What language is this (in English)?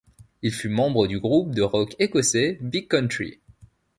French